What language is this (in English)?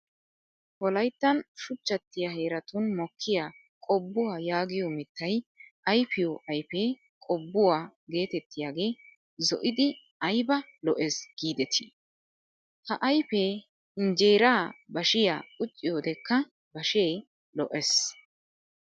Wolaytta